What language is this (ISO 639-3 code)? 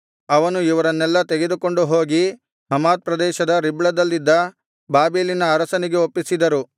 kan